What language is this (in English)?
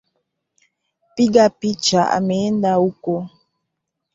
Swahili